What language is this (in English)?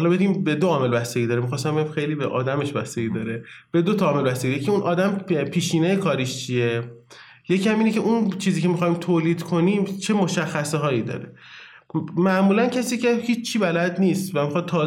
Persian